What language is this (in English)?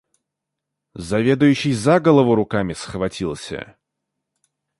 Russian